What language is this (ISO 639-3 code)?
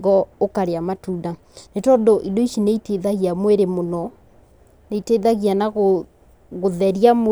kik